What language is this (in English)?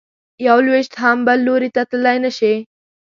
Pashto